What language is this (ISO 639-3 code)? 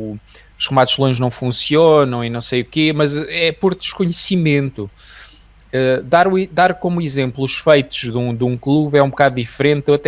por